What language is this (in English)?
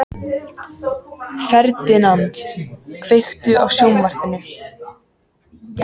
Icelandic